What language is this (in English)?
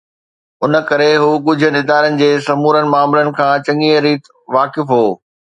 Sindhi